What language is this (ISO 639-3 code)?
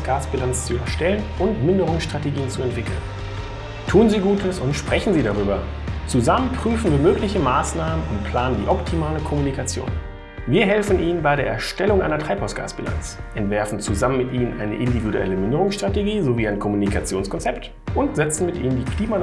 deu